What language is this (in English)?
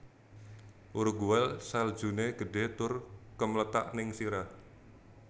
Javanese